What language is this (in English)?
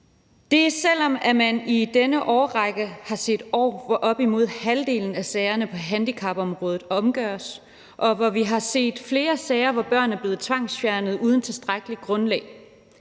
Danish